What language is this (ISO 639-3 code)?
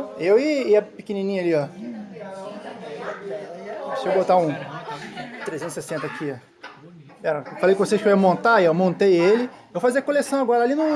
por